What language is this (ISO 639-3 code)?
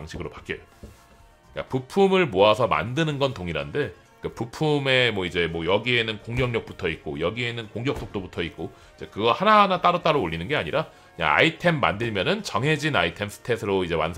kor